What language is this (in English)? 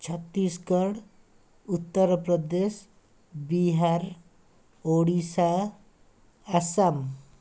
Odia